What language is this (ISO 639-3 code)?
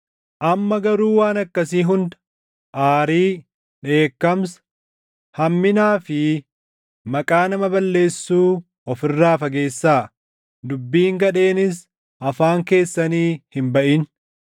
orm